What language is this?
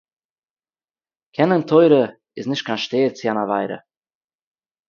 Yiddish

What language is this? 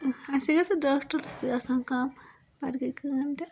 Kashmiri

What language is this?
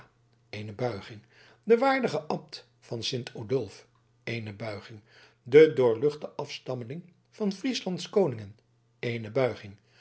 Dutch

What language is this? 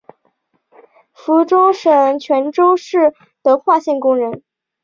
Chinese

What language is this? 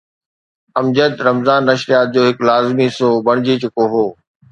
Sindhi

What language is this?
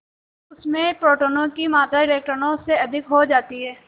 Hindi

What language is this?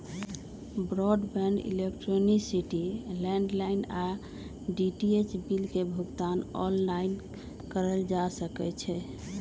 Magahi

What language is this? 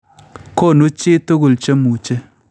Kalenjin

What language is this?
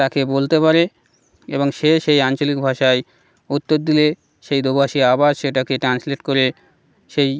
Bangla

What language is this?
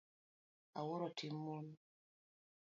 Luo (Kenya and Tanzania)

